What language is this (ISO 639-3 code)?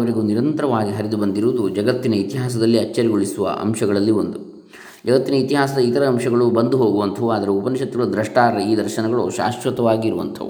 kan